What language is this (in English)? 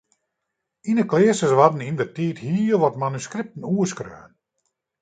Western Frisian